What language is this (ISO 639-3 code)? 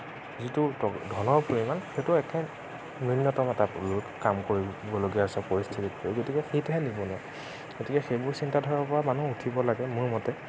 asm